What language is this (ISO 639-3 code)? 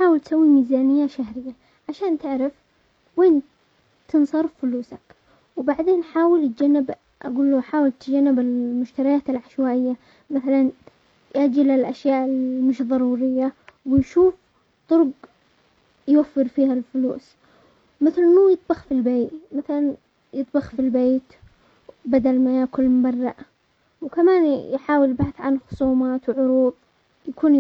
acx